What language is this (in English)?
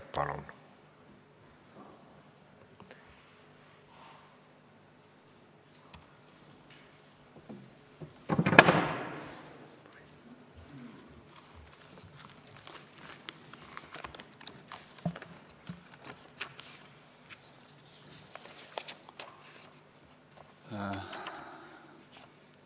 Estonian